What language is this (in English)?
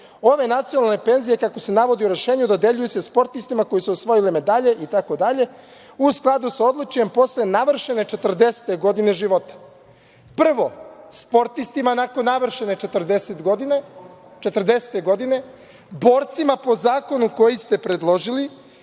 Serbian